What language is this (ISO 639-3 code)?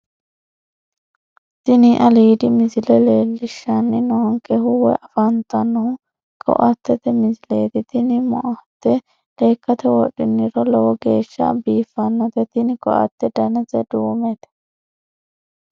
sid